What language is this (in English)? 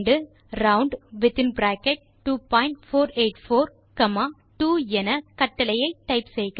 Tamil